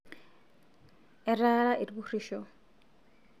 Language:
Masai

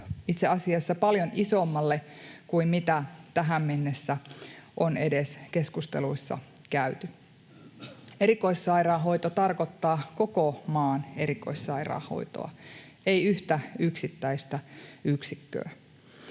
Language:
Finnish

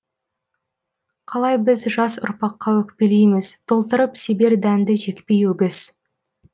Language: Kazakh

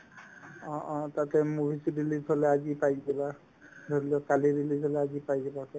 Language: Assamese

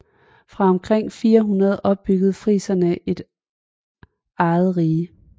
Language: Danish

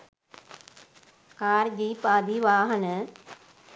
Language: Sinhala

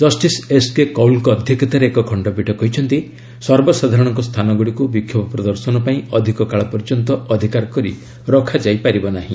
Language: Odia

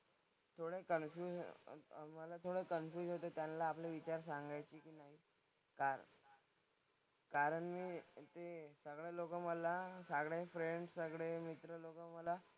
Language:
Marathi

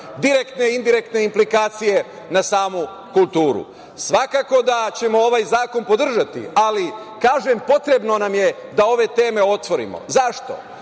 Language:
Serbian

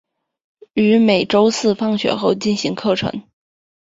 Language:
Chinese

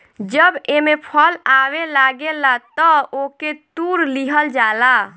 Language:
Bhojpuri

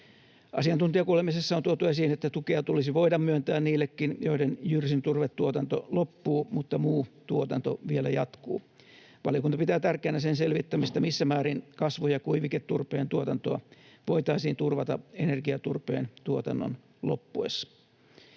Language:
Finnish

